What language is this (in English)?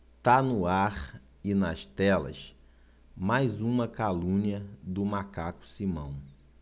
Portuguese